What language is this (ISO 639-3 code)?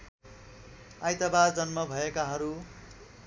nep